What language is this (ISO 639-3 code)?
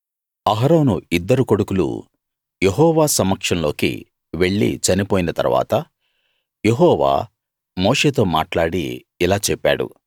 tel